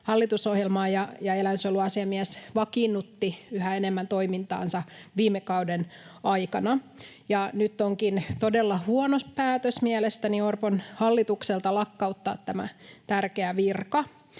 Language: Finnish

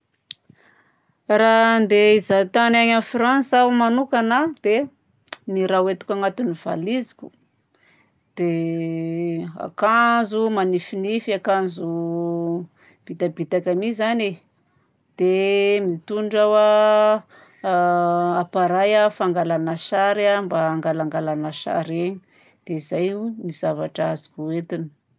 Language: Southern Betsimisaraka Malagasy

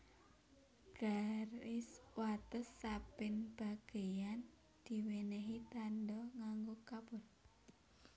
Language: Javanese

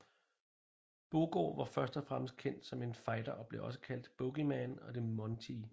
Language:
Danish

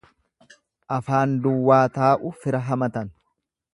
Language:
Oromo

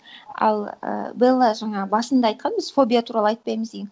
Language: Kazakh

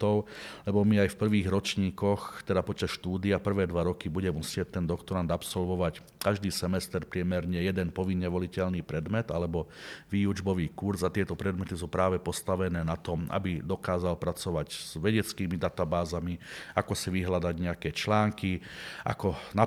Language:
Slovak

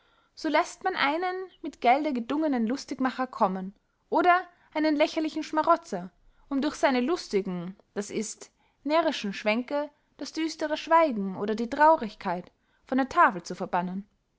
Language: German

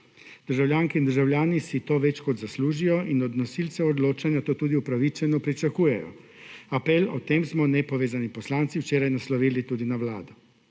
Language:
Slovenian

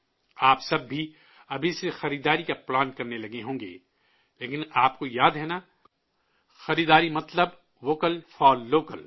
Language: Urdu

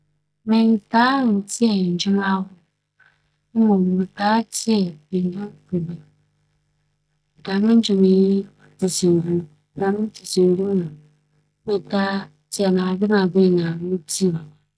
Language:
Akan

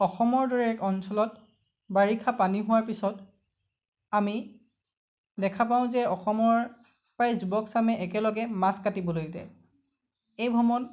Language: Assamese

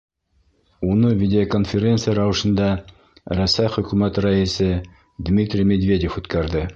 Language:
Bashkir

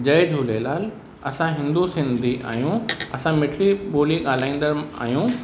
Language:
Sindhi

